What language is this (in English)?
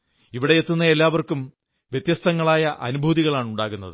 Malayalam